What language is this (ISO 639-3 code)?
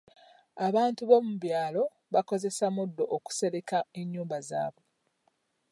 lug